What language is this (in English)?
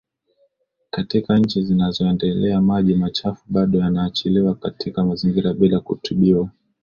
Swahili